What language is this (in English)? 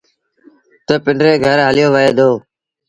Sindhi Bhil